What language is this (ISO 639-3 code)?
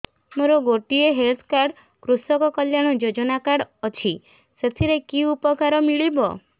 ori